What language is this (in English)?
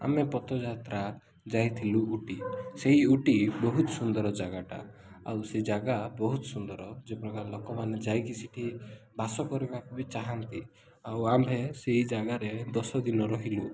Odia